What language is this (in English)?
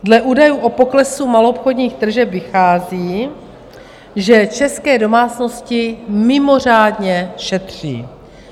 Czech